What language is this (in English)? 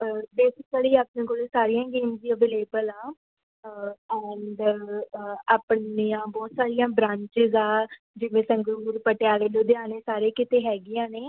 Punjabi